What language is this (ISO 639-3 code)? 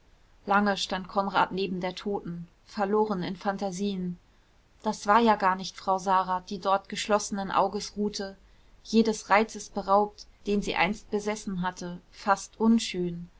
deu